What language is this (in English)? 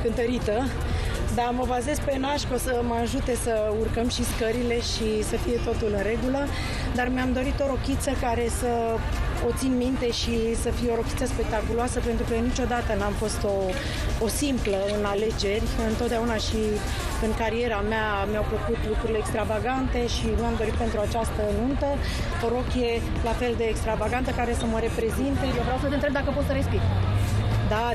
Romanian